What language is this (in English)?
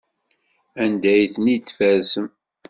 Kabyle